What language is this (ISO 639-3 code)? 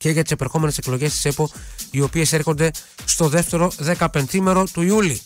ell